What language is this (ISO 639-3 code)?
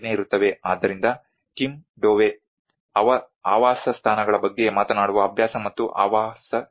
kan